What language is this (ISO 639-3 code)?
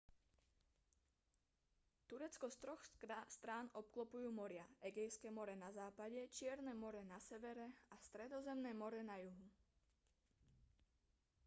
slk